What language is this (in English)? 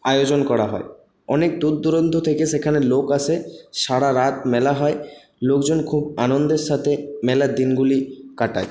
Bangla